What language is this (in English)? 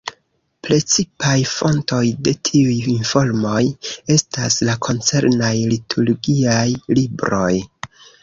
Esperanto